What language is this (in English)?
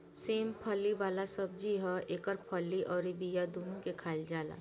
Bhojpuri